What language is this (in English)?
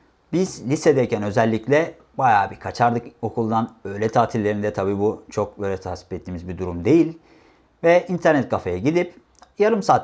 Turkish